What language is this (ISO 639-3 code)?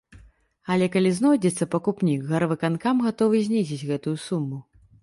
bel